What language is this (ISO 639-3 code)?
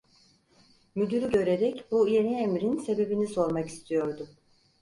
tur